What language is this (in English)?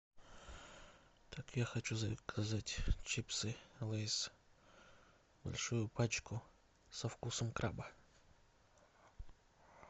Russian